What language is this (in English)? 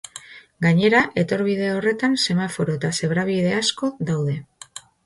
Basque